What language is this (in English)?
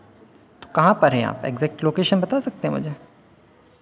Hindi